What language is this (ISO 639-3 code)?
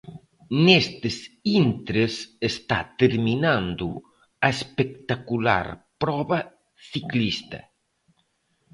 glg